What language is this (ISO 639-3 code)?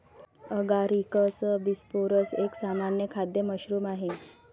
mar